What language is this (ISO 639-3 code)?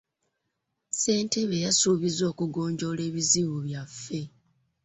lug